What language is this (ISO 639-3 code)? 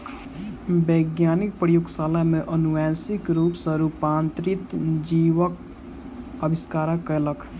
mai